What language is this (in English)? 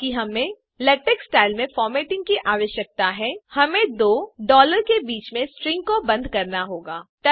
Hindi